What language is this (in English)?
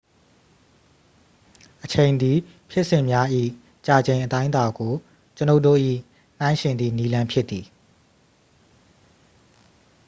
Burmese